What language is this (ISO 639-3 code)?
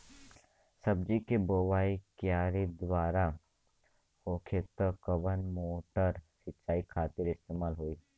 bho